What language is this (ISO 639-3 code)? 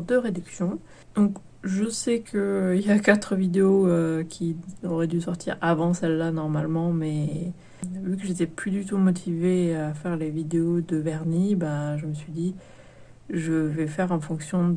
fra